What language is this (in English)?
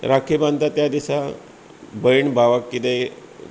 Konkani